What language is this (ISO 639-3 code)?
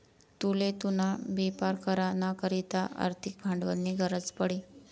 mar